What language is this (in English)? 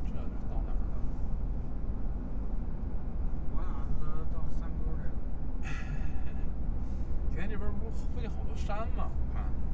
Chinese